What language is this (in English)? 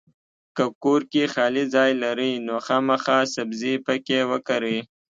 Pashto